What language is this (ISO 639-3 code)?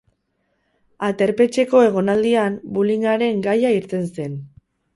eus